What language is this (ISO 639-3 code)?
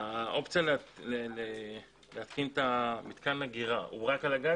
heb